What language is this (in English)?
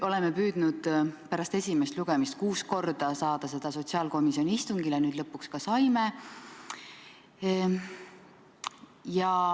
Estonian